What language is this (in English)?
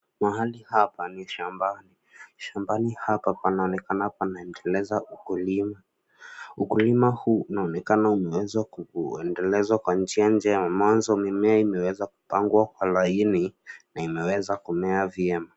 Swahili